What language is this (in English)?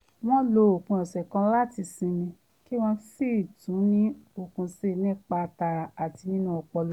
Yoruba